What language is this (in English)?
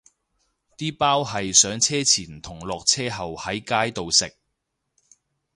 Cantonese